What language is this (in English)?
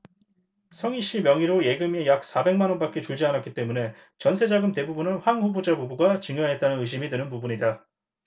Korean